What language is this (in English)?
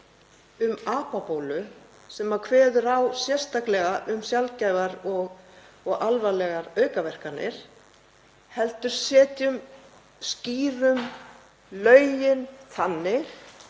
Icelandic